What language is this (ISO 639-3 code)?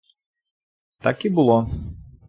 ukr